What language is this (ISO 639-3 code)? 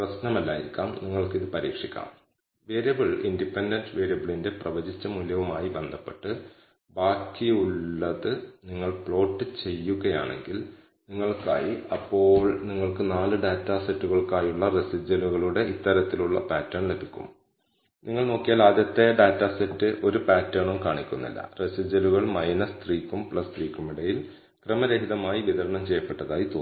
mal